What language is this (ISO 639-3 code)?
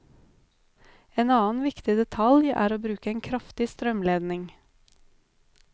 nor